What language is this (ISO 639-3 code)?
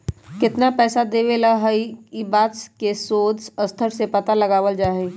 mag